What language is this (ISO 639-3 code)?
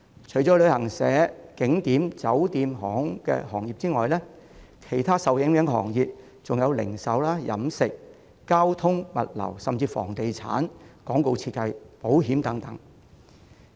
yue